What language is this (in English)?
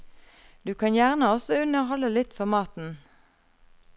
Norwegian